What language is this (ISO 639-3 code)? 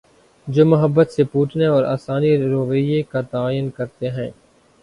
urd